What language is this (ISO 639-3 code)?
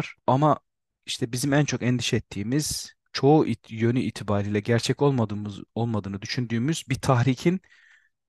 tur